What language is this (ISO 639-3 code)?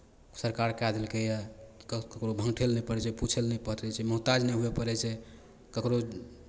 mai